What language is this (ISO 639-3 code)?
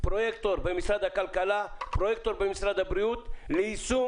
heb